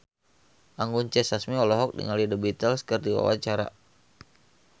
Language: Sundanese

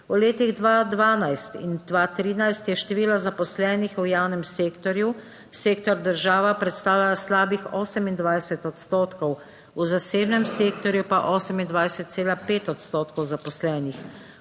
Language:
Slovenian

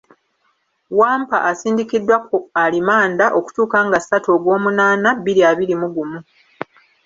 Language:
Ganda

